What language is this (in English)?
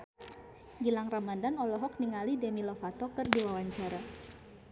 Sundanese